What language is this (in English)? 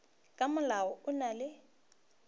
Northern Sotho